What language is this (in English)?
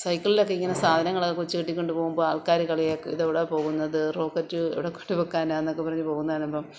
Malayalam